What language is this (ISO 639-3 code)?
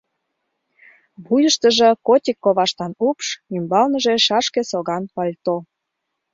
chm